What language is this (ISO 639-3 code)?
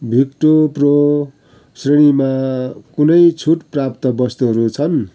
nep